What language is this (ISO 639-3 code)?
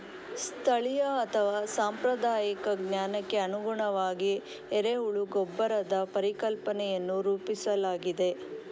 kan